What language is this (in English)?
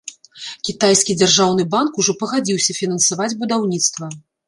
Belarusian